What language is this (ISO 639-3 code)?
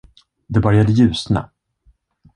swe